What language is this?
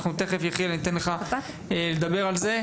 Hebrew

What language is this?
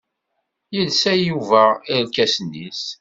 Kabyle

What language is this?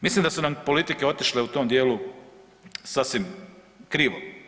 Croatian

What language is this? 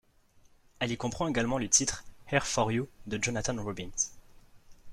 French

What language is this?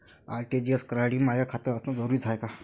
Marathi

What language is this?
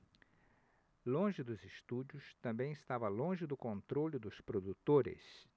Portuguese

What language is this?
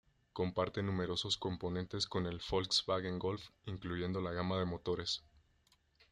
Spanish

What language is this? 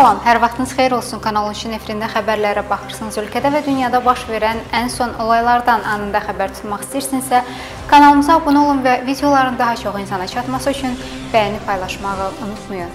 Turkish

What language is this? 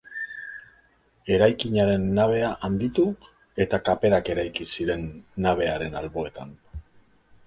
Basque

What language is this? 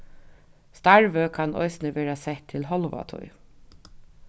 Faroese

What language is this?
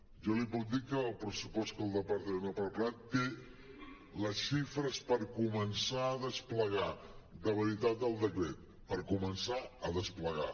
Catalan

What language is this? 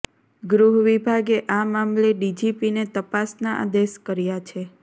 Gujarati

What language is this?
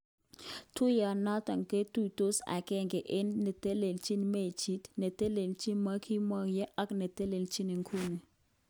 Kalenjin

